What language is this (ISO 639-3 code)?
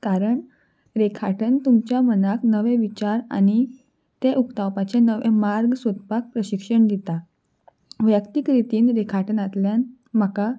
kok